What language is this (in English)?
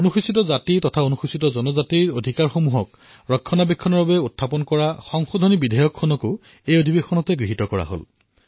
Assamese